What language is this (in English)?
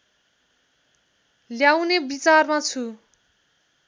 Nepali